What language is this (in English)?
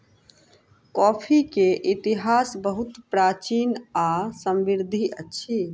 Maithili